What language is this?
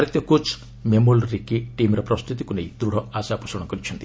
Odia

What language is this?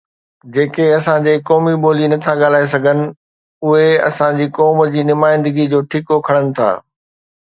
Sindhi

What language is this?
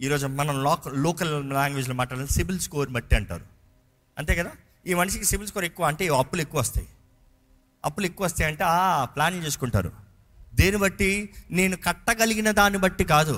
Telugu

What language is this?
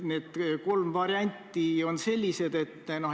Estonian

